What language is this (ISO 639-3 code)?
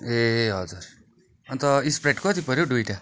nep